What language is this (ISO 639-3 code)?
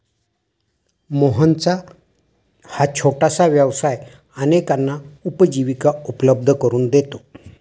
mar